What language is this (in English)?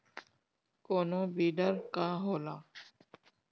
Bhojpuri